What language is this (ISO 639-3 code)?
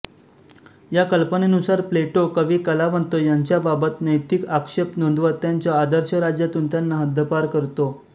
mar